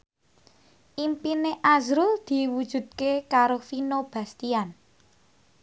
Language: Javanese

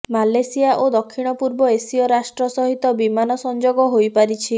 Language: Odia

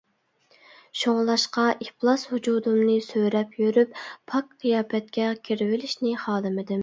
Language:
Uyghur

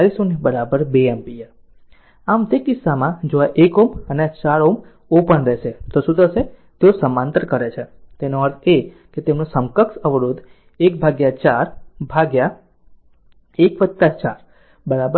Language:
Gujarati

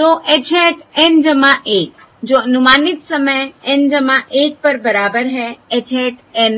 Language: Hindi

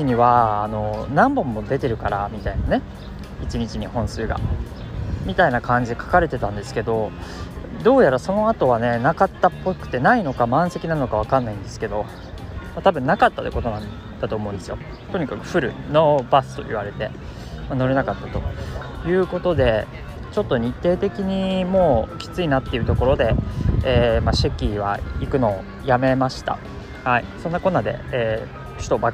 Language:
Japanese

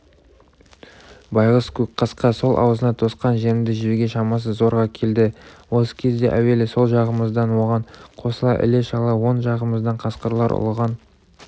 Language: Kazakh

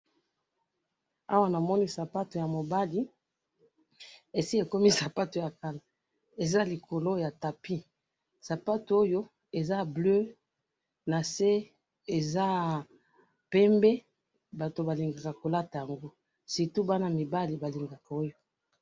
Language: Lingala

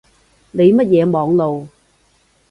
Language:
Cantonese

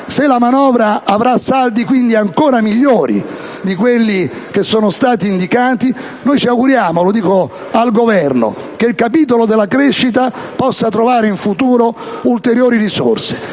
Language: Italian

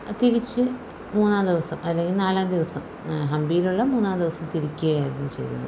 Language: Malayalam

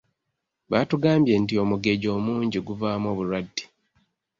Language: Ganda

